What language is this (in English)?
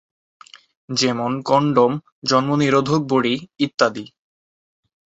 Bangla